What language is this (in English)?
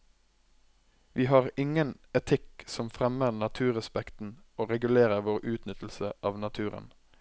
Norwegian